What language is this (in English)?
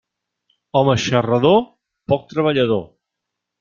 Catalan